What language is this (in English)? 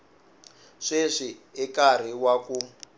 Tsonga